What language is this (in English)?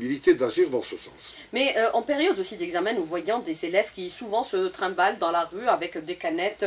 French